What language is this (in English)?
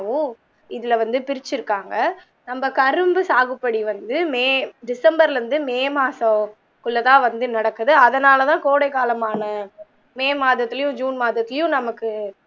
Tamil